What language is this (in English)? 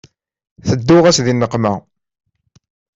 Kabyle